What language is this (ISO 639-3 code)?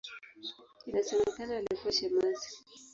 swa